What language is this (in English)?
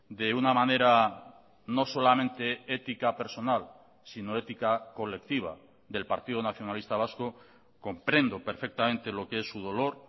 Spanish